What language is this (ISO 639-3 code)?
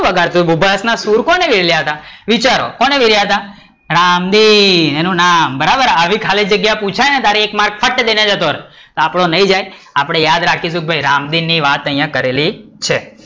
guj